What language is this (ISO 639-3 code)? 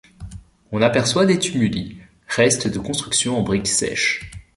fra